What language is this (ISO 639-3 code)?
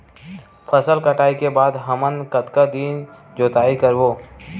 hne